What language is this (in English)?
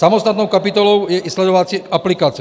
Czech